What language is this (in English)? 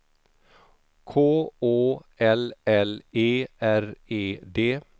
Swedish